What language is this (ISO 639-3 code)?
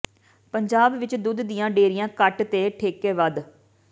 pan